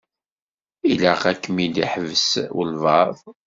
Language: Kabyle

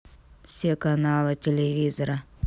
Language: Russian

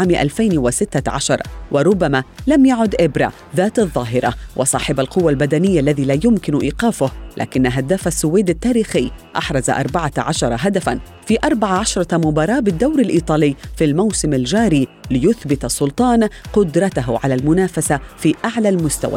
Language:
Arabic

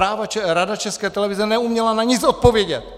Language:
Czech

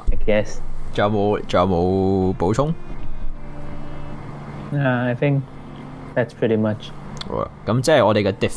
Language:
Chinese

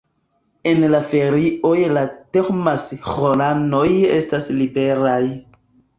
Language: Esperanto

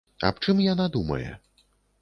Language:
Belarusian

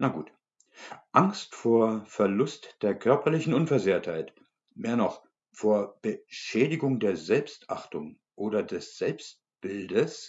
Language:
German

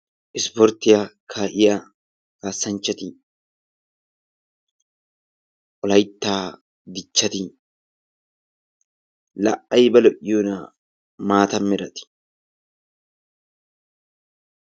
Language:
Wolaytta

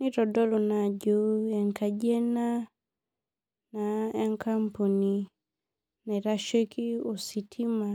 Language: Masai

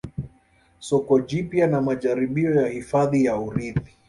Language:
Swahili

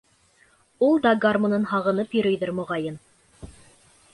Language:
Bashkir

